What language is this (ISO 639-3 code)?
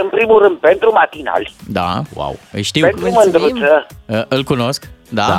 ron